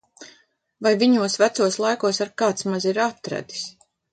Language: Latvian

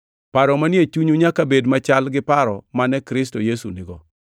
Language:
Luo (Kenya and Tanzania)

